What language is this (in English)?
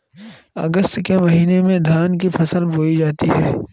Hindi